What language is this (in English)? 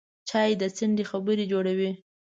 Pashto